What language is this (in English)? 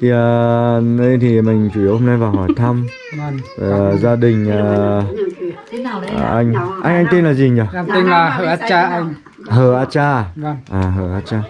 Vietnamese